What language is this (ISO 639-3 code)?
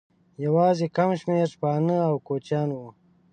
pus